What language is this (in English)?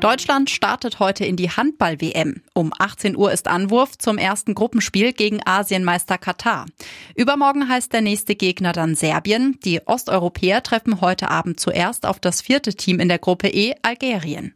German